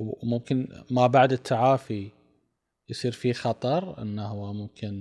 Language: Arabic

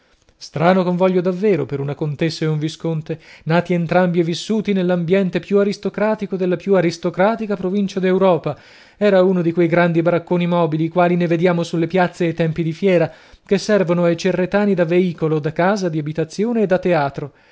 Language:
Italian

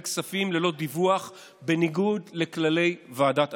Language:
Hebrew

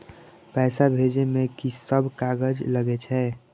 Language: Maithili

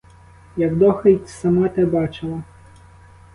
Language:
Ukrainian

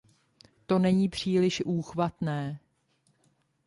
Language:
Czech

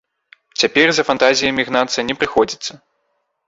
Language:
Belarusian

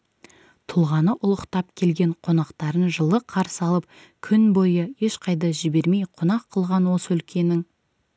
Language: Kazakh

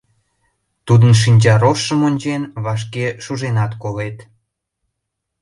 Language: Mari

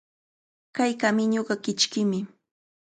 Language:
Cajatambo North Lima Quechua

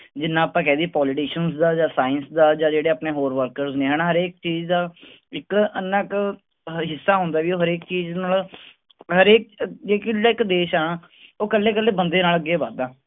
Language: Punjabi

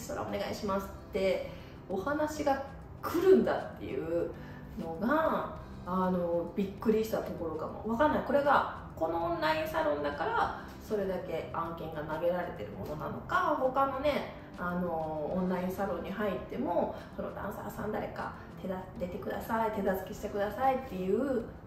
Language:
Japanese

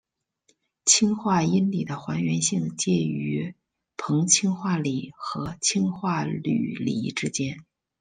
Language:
Chinese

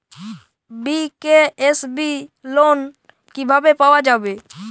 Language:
Bangla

